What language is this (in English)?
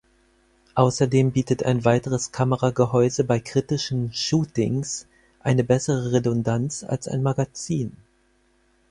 German